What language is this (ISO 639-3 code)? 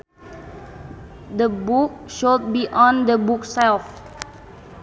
sun